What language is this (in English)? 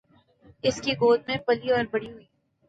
Urdu